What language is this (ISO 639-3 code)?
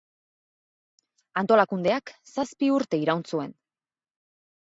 eus